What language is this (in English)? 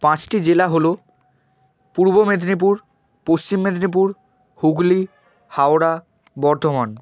Bangla